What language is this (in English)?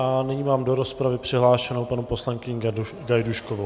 Czech